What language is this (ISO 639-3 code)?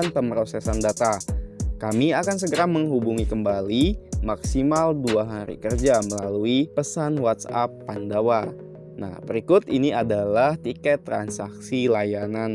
ind